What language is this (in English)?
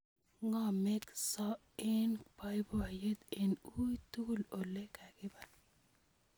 Kalenjin